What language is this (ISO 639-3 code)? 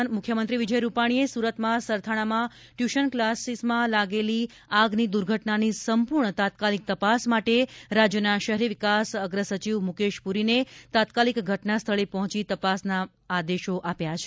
guj